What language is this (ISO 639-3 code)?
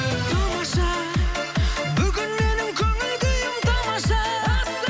kaz